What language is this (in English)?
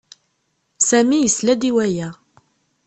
Kabyle